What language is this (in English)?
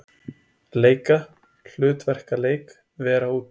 Icelandic